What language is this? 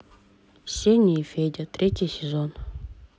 Russian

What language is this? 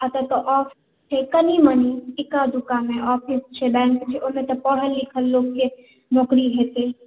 Maithili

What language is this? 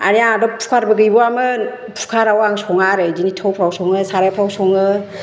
Bodo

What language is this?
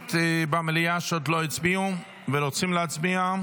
Hebrew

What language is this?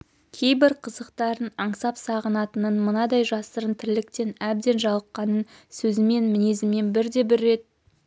Kazakh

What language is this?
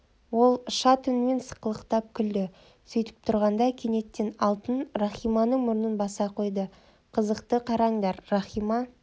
Kazakh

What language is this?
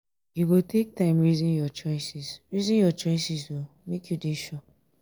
Nigerian Pidgin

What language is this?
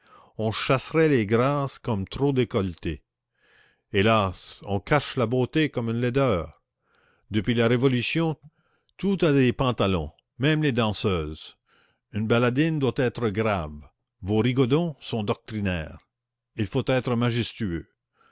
French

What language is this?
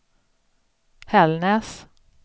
Swedish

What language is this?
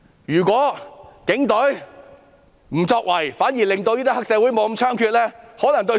Cantonese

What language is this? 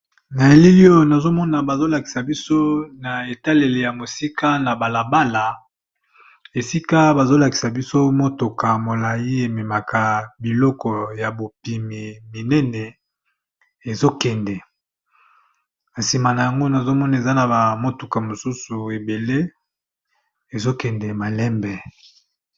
Lingala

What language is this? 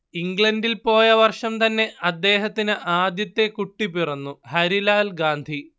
Malayalam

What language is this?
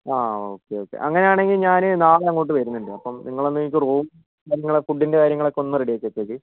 Malayalam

